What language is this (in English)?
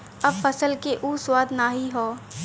Bhojpuri